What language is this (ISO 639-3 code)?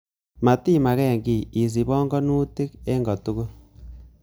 kln